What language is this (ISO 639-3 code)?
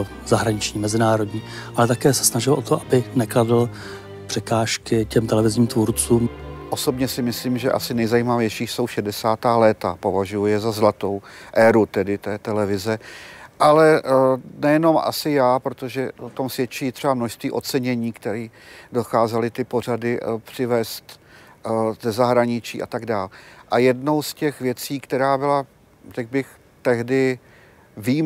ces